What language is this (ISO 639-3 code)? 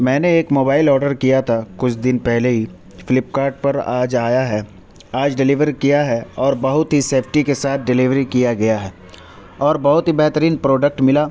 urd